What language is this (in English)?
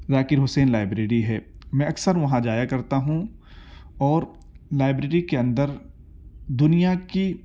Urdu